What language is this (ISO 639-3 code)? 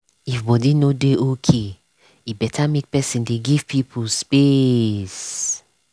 pcm